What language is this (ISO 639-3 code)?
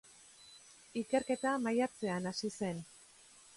eus